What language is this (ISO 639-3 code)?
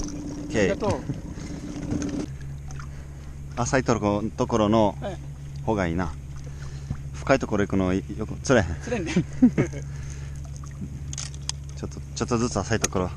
jpn